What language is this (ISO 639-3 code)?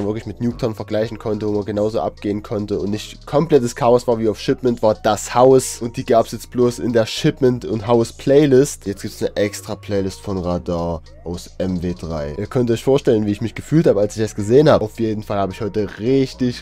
deu